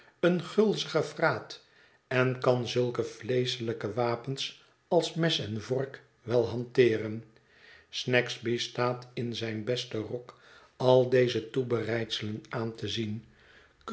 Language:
Dutch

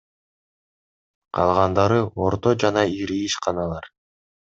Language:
Kyrgyz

